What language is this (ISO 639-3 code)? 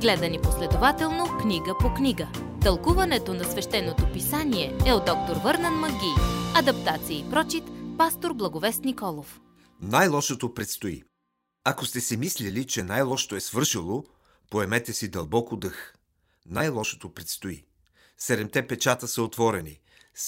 bul